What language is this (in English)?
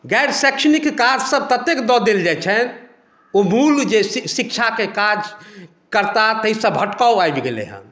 Maithili